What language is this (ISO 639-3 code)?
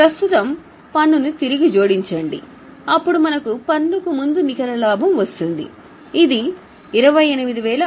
tel